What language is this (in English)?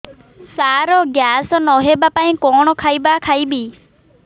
Odia